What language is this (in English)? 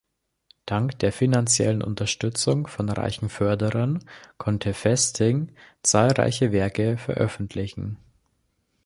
German